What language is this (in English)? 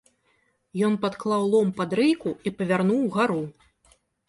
Belarusian